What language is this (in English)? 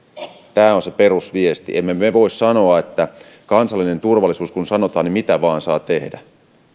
Finnish